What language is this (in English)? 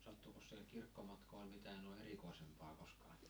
Finnish